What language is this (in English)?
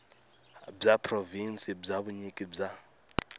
Tsonga